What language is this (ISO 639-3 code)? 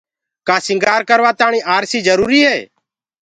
ggg